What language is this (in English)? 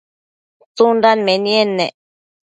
Matsés